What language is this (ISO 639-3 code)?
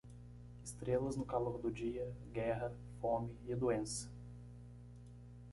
por